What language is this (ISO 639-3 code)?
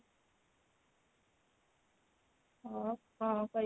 ori